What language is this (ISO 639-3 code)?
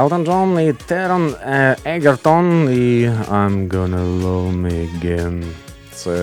ukr